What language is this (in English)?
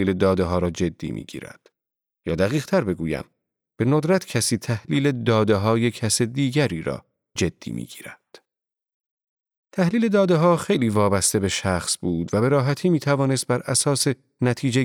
Persian